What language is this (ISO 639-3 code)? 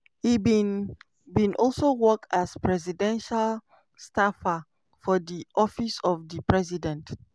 pcm